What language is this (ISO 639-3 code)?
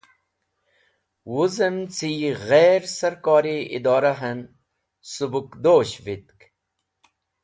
wbl